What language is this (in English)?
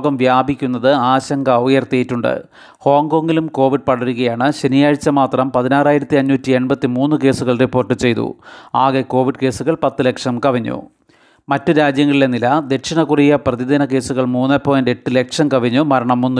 Malayalam